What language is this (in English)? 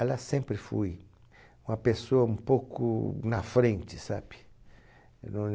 Portuguese